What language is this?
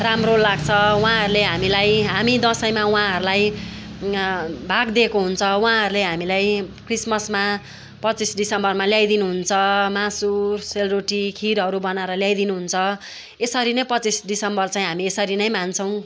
Nepali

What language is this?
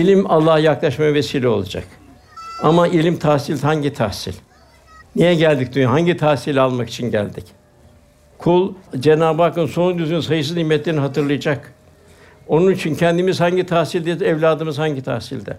Turkish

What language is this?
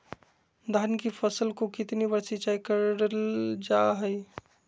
Magahi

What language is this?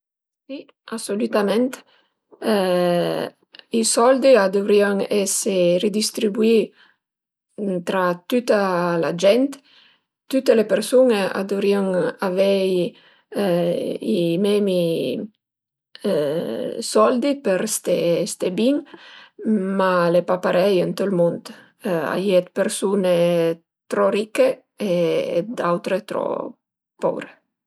Piedmontese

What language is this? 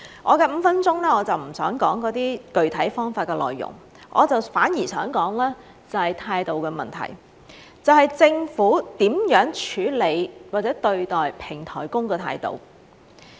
Cantonese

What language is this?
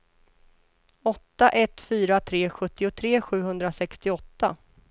Swedish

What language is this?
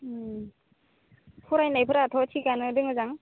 Bodo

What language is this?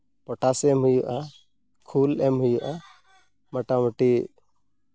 Santali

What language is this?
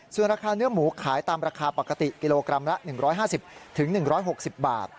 Thai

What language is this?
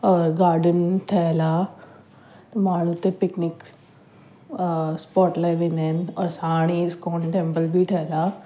Sindhi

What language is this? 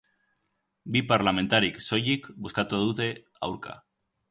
Basque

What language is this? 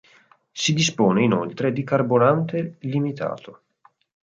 Italian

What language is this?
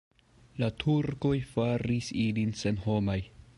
Esperanto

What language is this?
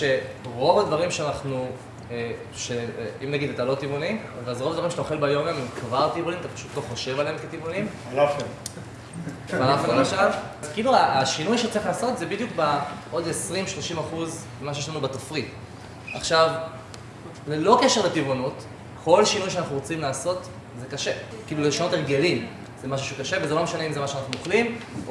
Hebrew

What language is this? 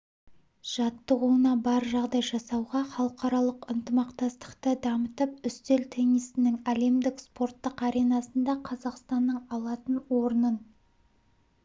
Kazakh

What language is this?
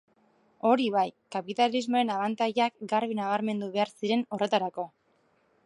Basque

